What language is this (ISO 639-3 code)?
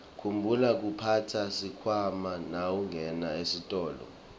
ssw